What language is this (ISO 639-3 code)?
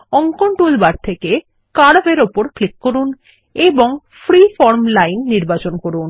ben